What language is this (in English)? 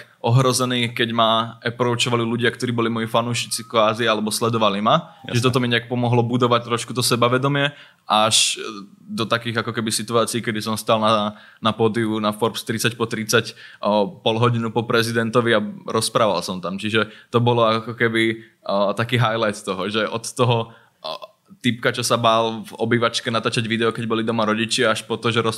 Slovak